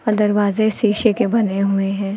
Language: Hindi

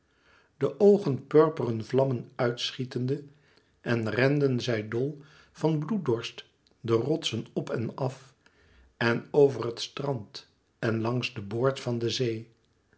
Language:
Dutch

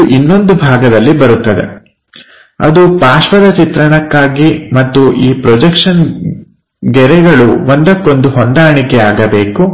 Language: Kannada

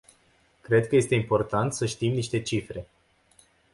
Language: Romanian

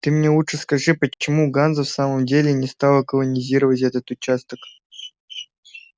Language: Russian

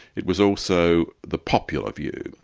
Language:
English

